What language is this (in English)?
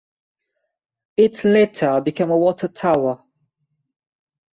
English